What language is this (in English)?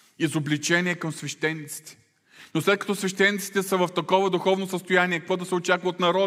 Bulgarian